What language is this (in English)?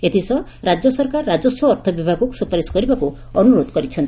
Odia